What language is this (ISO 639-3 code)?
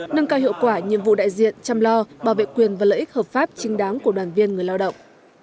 vie